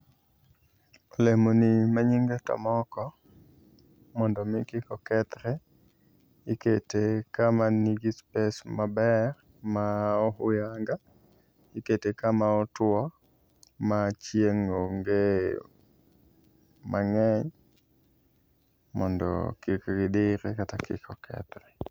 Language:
Luo (Kenya and Tanzania)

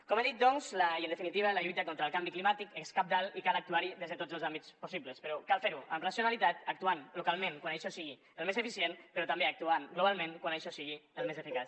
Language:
Catalan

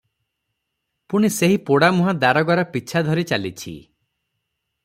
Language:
Odia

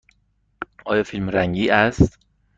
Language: Persian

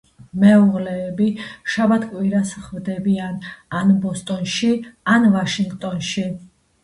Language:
Georgian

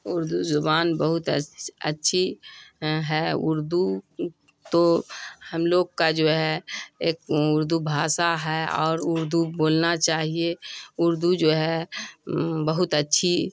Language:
Urdu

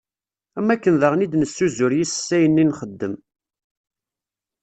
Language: Kabyle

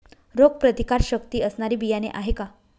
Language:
Marathi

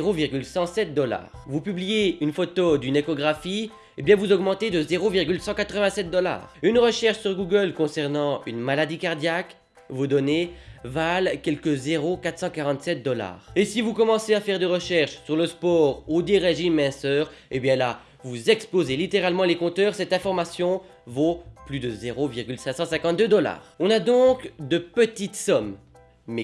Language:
French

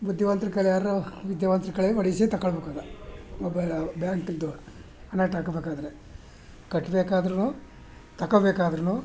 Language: Kannada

